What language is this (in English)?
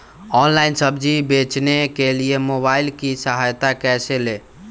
Magahi